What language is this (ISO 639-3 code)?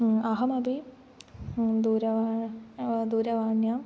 san